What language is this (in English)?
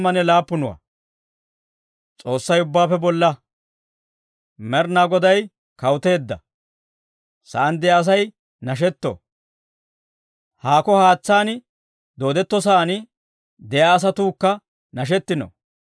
Dawro